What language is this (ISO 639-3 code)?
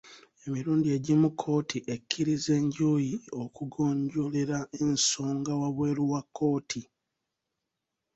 lug